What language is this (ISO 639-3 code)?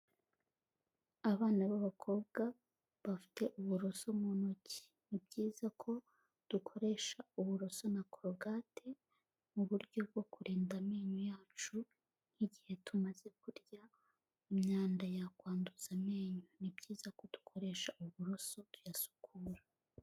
kin